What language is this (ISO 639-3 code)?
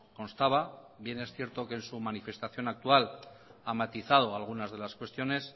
spa